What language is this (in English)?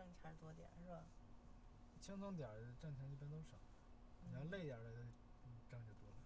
Chinese